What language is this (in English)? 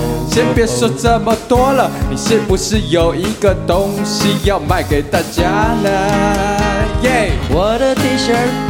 Chinese